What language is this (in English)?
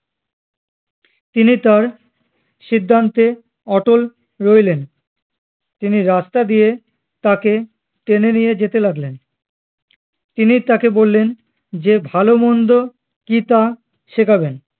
Bangla